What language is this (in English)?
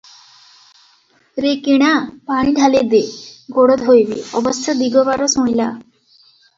Odia